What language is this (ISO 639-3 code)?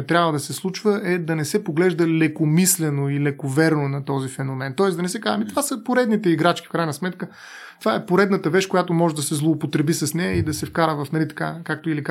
bul